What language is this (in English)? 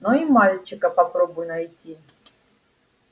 Russian